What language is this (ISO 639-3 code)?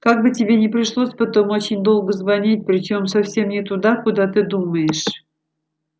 rus